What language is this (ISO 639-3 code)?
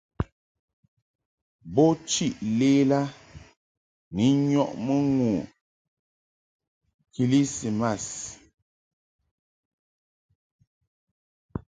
mhk